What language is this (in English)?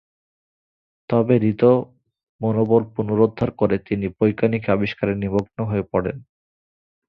Bangla